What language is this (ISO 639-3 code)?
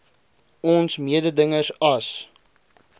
afr